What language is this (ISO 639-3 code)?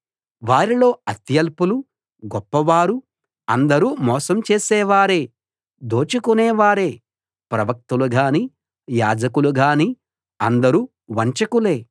tel